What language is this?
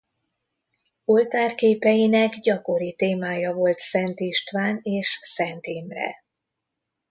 Hungarian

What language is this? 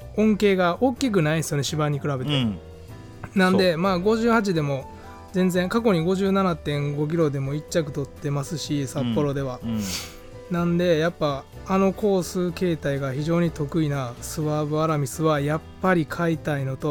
Japanese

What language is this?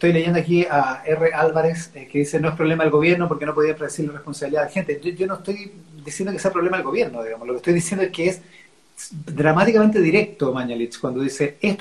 Spanish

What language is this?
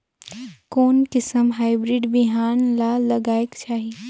Chhattisgarhi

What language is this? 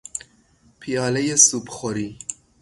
Persian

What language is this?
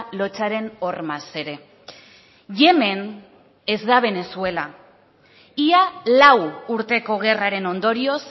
Basque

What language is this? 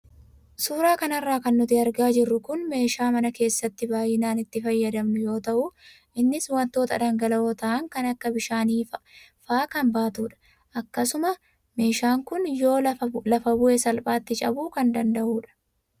Oromo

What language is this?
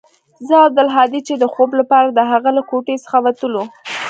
Pashto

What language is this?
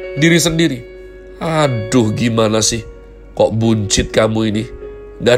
Indonesian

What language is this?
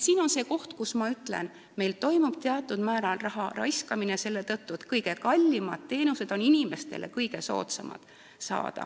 Estonian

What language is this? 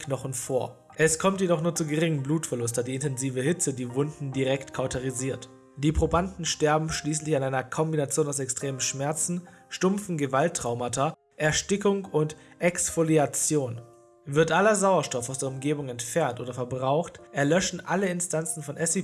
German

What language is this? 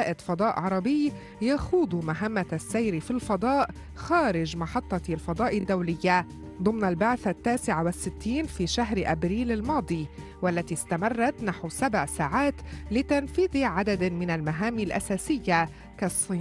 Arabic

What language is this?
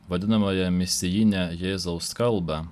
Lithuanian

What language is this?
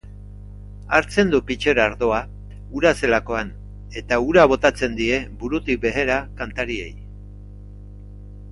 Basque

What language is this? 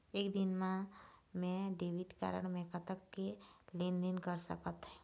Chhattisgarhi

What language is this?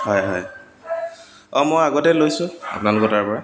Assamese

